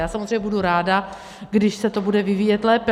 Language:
Czech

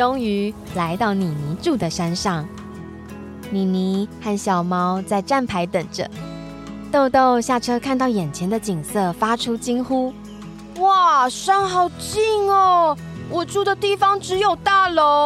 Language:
Chinese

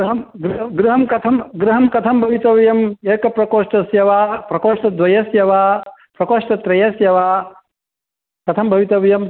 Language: Sanskrit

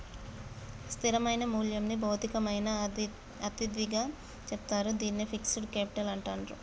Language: Telugu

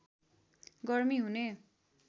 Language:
Nepali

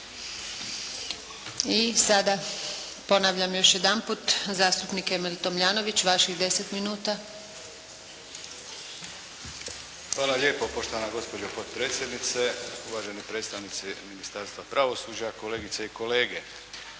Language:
Croatian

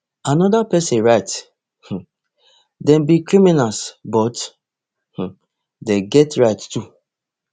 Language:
Nigerian Pidgin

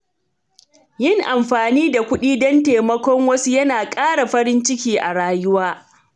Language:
Hausa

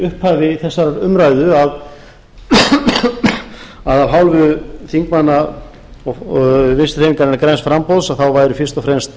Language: Icelandic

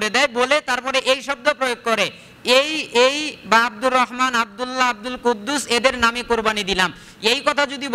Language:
Indonesian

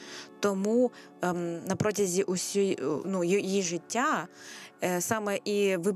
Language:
Ukrainian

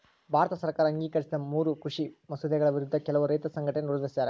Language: Kannada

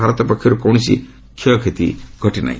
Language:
Odia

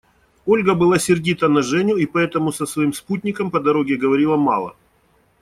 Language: Russian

